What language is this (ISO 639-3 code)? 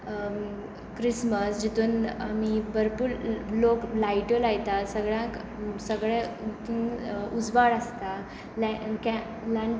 kok